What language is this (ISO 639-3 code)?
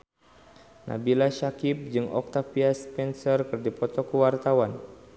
sun